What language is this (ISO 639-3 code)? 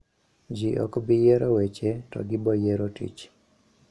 luo